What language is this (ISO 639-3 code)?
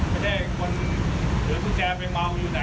tha